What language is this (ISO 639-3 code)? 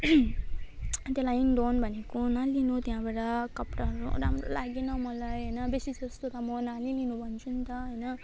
nep